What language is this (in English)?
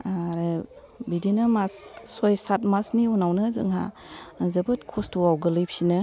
Bodo